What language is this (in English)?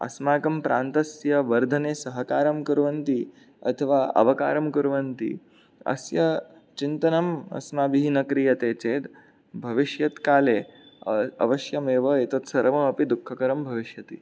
Sanskrit